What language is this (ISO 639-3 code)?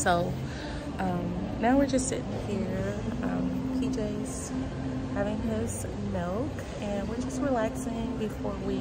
eng